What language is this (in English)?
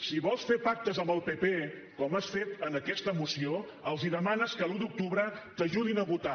Catalan